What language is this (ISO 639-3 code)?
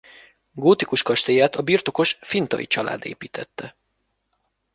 hun